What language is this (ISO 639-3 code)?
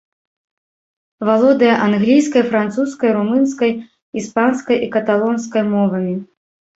bel